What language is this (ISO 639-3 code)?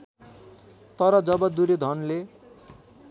nep